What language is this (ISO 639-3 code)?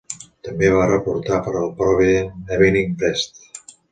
cat